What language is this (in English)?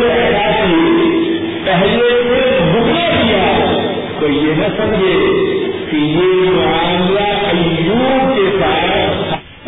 Urdu